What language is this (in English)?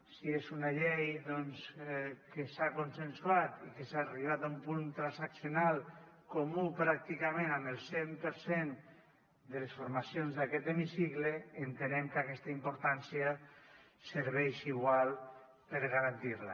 Catalan